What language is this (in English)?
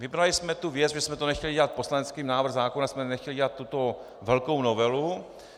Czech